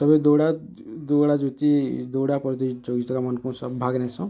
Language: Odia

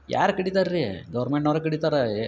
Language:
Kannada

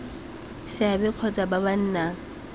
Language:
Tswana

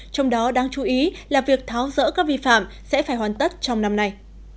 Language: Vietnamese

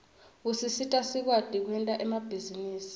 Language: Swati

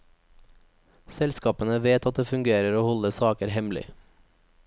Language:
Norwegian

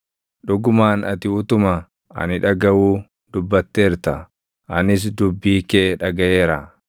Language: Oromo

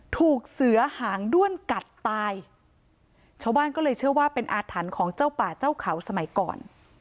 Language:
Thai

